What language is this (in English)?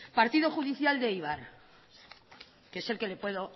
Spanish